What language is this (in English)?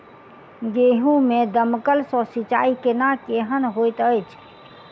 Maithili